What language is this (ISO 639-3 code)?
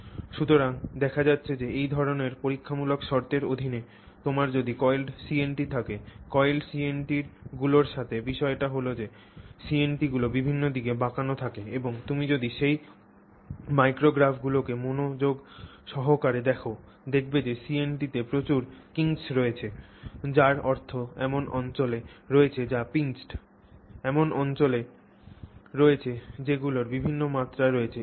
ben